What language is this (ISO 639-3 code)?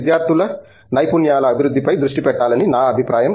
tel